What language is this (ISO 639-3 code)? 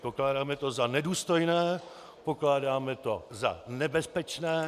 ces